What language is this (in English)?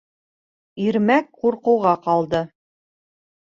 Bashkir